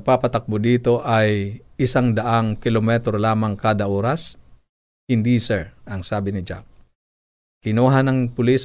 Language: Filipino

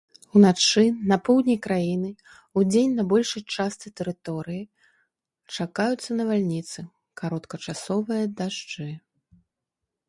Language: Belarusian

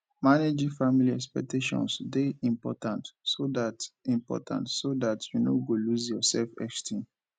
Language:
Nigerian Pidgin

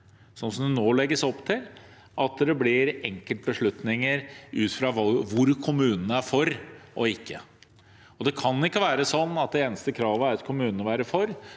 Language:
Norwegian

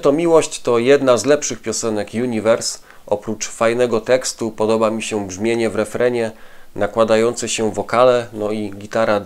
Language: Polish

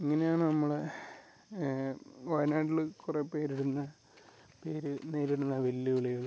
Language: Malayalam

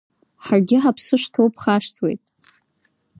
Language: Abkhazian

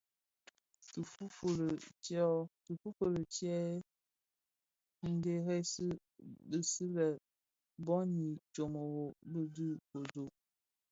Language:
Bafia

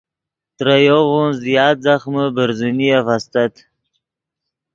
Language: Yidgha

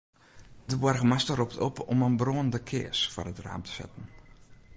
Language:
Western Frisian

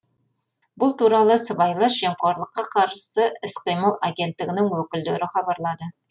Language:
Kazakh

